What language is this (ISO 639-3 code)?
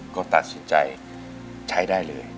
tha